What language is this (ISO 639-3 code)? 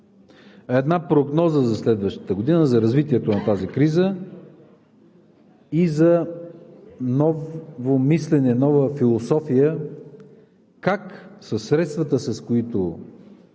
bul